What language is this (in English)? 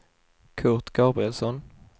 Swedish